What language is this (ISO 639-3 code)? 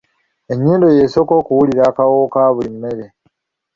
lug